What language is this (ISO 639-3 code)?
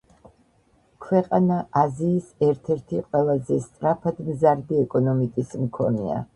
kat